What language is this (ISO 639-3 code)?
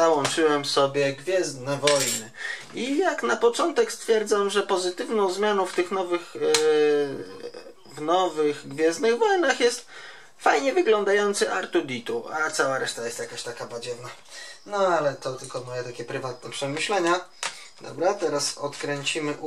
pol